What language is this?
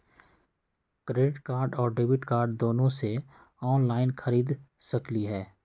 Magahi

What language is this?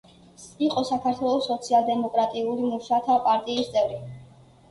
Georgian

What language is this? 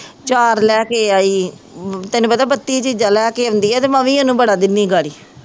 Punjabi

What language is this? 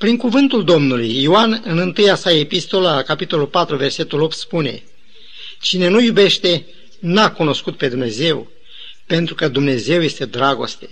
Romanian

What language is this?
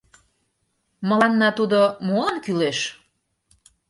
Mari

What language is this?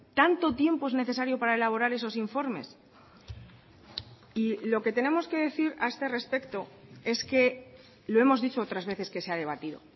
Spanish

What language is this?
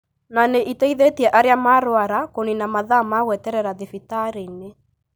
Kikuyu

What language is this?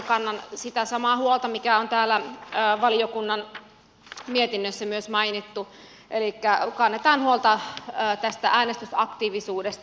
Finnish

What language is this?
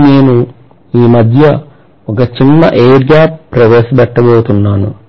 Telugu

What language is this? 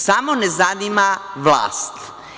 Serbian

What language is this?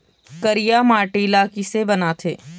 Chhattisgarhi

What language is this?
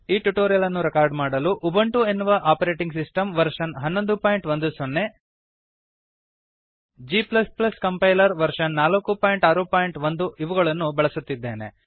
Kannada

